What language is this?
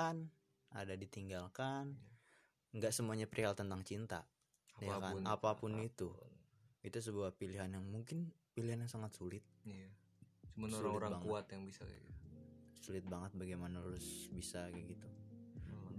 Indonesian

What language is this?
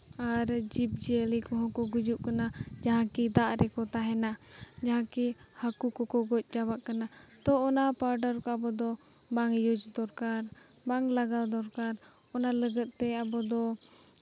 Santali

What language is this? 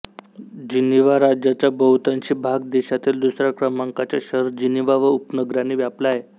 Marathi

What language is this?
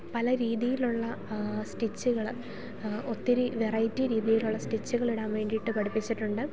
Malayalam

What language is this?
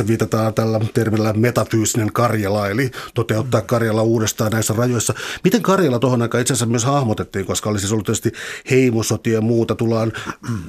Finnish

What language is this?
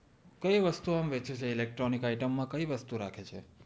Gujarati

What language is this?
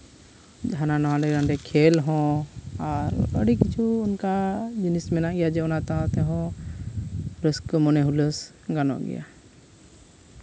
Santali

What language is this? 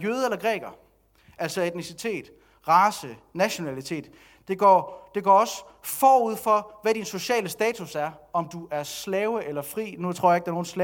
Danish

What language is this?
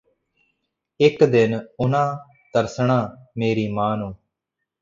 Punjabi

